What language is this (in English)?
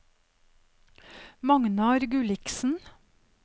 Norwegian